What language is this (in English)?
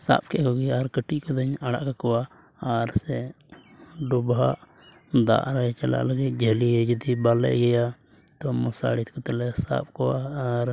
Santali